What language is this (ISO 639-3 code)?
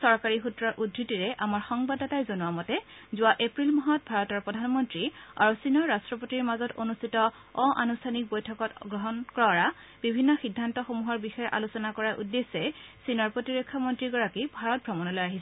asm